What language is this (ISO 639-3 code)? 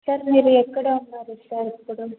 tel